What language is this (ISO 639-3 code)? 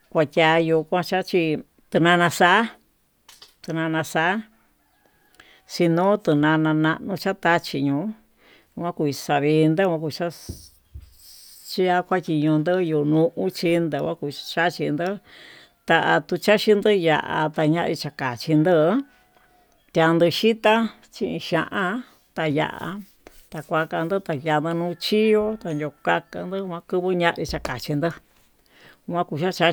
mtu